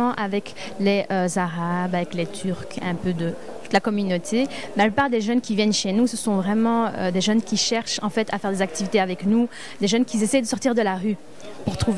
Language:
French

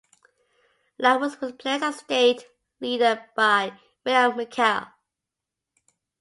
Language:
English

